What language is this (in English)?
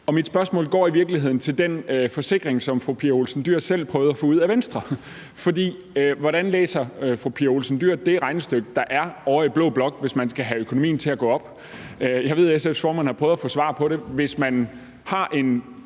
Danish